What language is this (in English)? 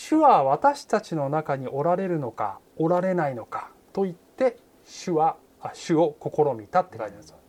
Japanese